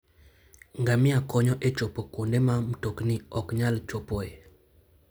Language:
Luo (Kenya and Tanzania)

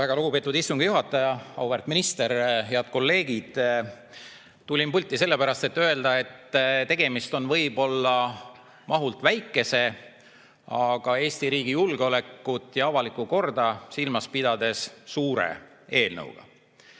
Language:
Estonian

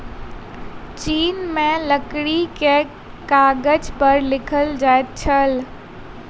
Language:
Maithili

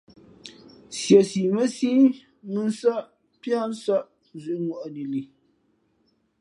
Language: Fe'fe'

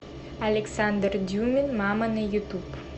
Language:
Russian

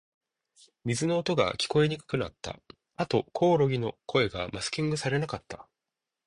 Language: Japanese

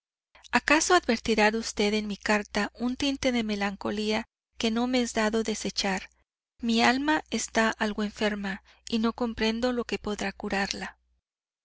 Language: Spanish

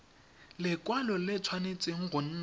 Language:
Tswana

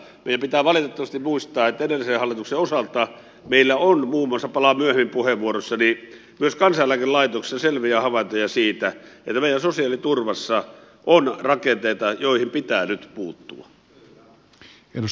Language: Finnish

